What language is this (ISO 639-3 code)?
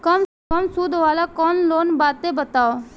bho